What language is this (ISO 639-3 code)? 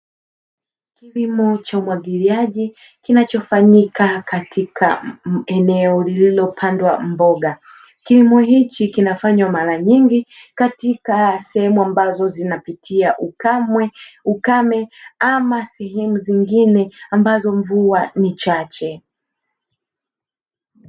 swa